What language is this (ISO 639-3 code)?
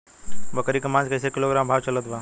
bho